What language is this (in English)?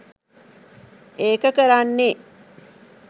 Sinhala